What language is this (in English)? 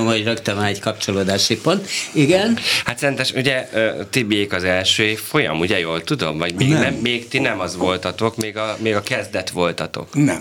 Hungarian